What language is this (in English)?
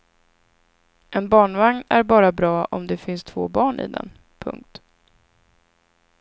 Swedish